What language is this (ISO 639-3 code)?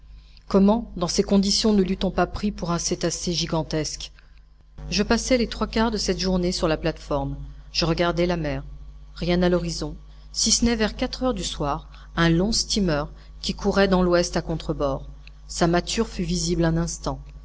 fra